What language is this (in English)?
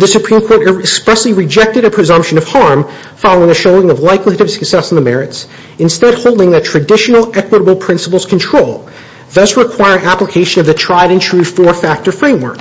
English